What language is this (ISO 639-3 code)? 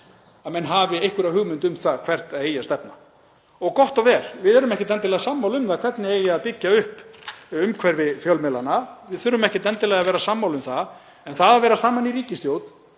isl